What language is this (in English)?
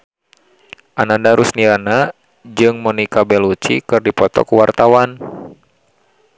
Sundanese